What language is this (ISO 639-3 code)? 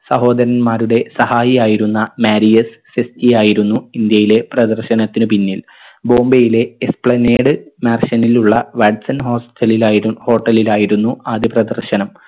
mal